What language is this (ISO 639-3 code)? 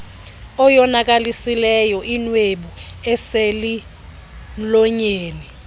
xho